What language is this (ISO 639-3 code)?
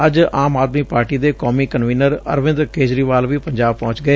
pan